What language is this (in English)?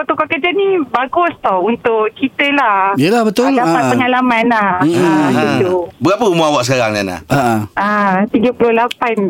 Malay